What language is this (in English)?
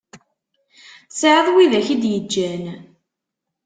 Kabyle